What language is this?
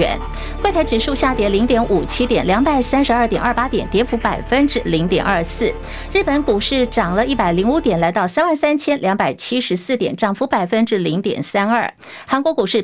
Chinese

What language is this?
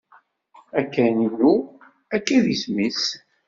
Kabyle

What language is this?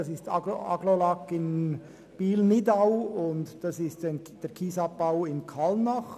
Swiss German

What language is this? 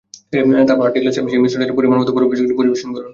Bangla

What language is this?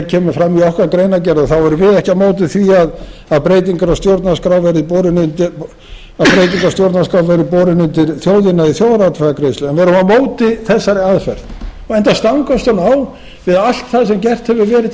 Icelandic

